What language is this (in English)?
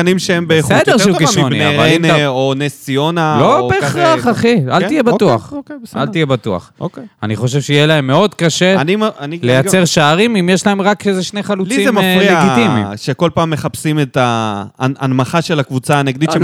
Hebrew